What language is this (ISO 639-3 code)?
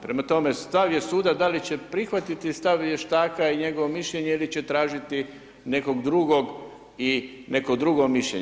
hrv